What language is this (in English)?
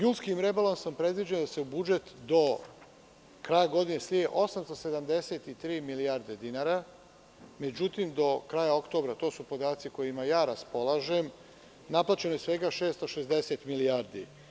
Serbian